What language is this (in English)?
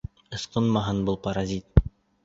Bashkir